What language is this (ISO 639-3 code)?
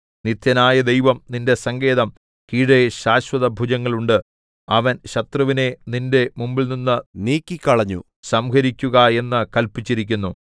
mal